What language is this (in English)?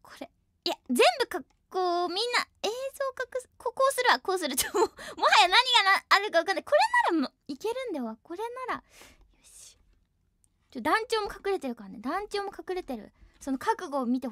Japanese